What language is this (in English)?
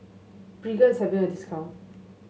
English